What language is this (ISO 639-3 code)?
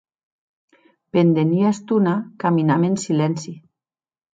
oci